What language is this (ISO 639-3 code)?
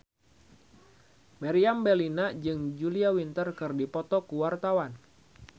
sun